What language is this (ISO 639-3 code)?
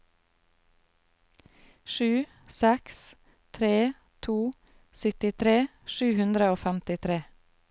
nor